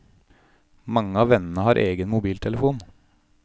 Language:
Norwegian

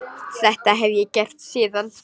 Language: Icelandic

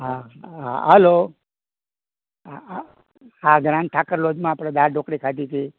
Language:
Gujarati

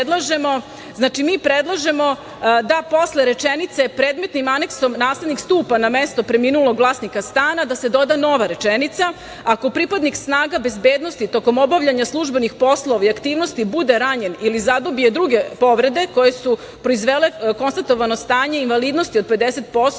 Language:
Serbian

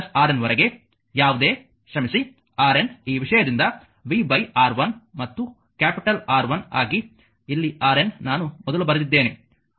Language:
Kannada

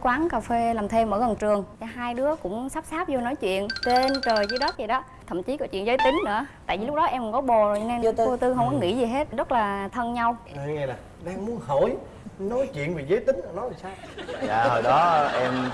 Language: Vietnamese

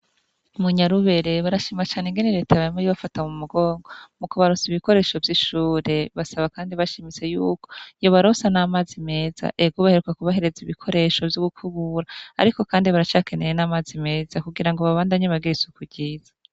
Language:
Rundi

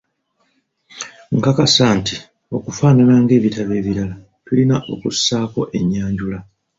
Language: Ganda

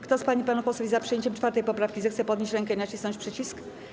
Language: Polish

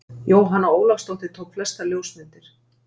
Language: Icelandic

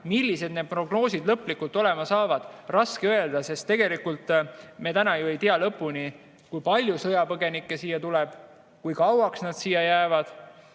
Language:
Estonian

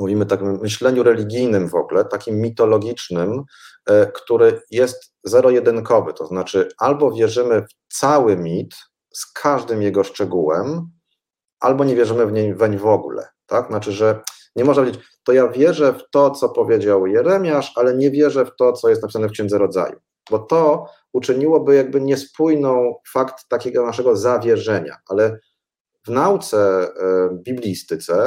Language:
Polish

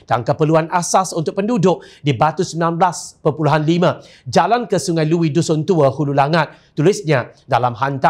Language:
Malay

